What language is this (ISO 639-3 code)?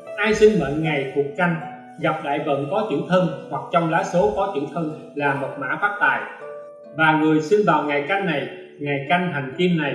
vie